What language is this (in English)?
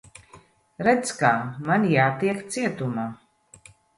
Latvian